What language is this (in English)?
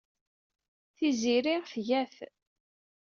Kabyle